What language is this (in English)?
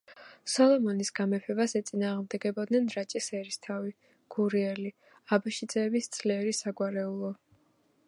Georgian